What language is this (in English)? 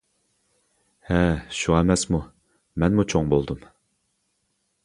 Uyghur